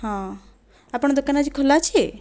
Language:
Odia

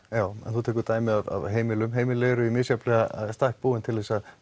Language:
Icelandic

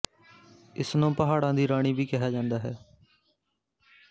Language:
Punjabi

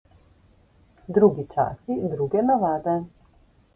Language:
Slovenian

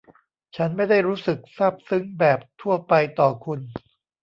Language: Thai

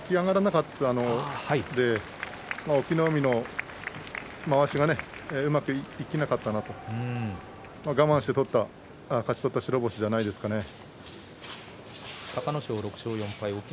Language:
Japanese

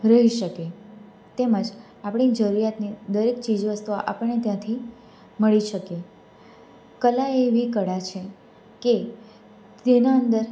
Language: Gujarati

